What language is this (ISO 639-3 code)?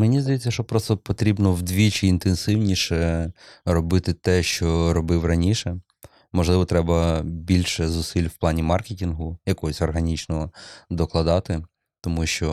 ukr